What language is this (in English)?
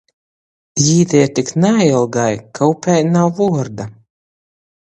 Latgalian